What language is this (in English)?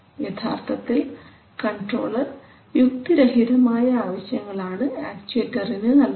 Malayalam